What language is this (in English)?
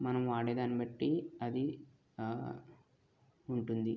Telugu